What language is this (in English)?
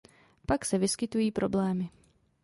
Czech